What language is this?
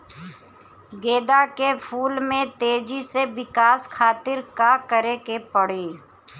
Bhojpuri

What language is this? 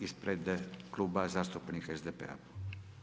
Croatian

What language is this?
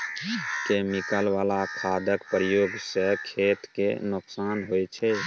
Maithili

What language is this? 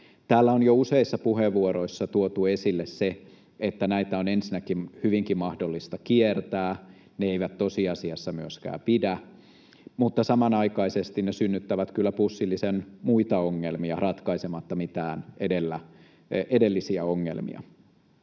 Finnish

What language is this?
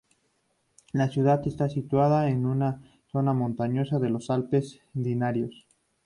Spanish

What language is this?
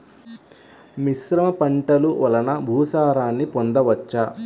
Telugu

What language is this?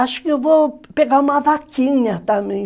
Portuguese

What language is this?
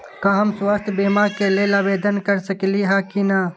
Magahi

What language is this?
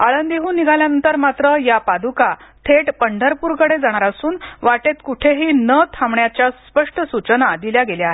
Marathi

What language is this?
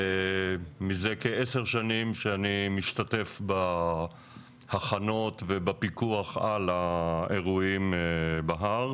Hebrew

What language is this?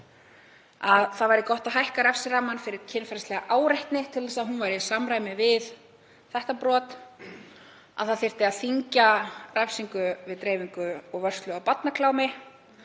Icelandic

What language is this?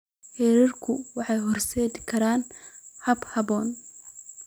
Somali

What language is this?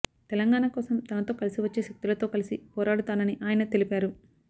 Telugu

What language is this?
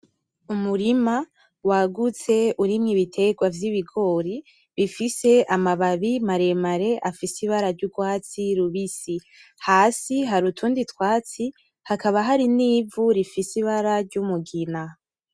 Rundi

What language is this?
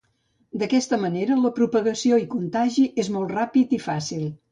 Catalan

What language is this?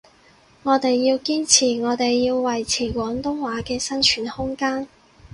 Cantonese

